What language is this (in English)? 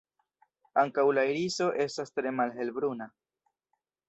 Esperanto